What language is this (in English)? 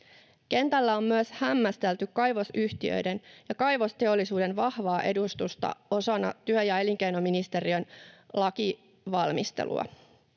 Finnish